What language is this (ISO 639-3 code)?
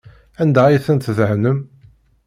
kab